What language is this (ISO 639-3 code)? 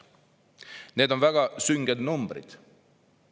est